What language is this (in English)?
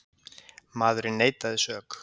Icelandic